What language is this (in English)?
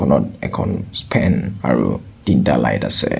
Assamese